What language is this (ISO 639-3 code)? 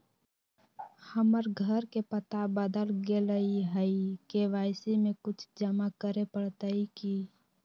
mag